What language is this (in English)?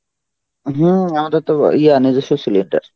Bangla